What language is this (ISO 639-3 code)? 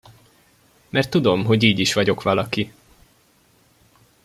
hun